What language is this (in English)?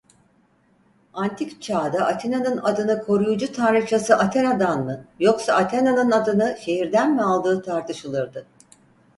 Turkish